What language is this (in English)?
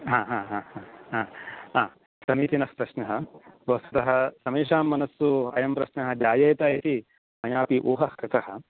Sanskrit